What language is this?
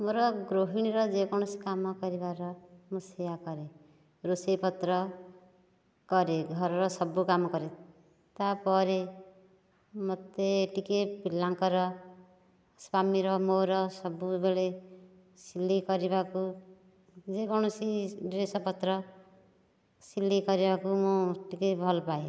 Odia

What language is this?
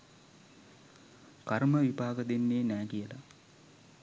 Sinhala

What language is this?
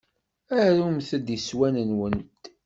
Kabyle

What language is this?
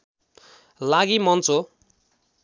Nepali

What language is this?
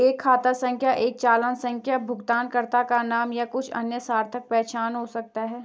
Hindi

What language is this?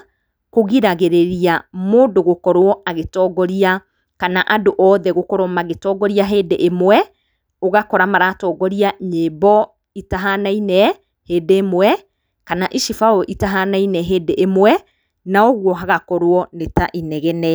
Kikuyu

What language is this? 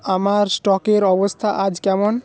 Bangla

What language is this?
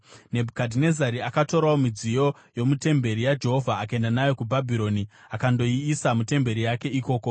Shona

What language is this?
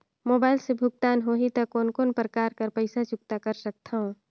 Chhattisgarhi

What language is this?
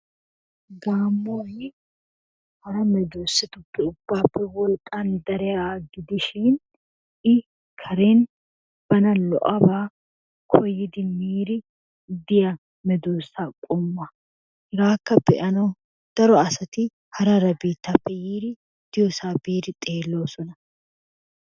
Wolaytta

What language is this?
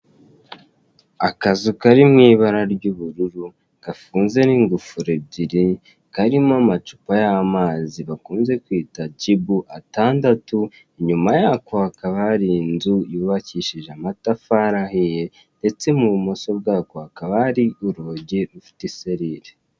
Kinyarwanda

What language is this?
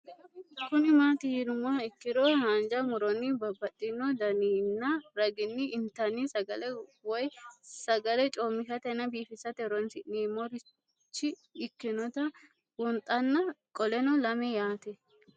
Sidamo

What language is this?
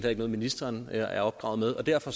Danish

